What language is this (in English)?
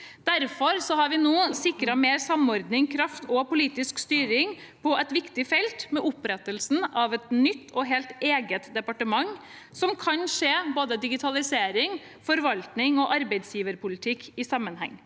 Norwegian